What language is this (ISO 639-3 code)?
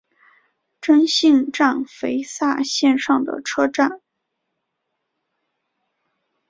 zho